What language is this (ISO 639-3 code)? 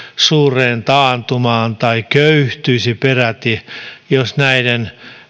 fin